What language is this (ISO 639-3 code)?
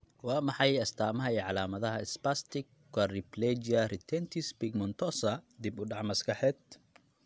som